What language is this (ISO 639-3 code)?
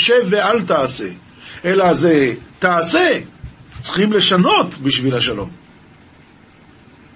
heb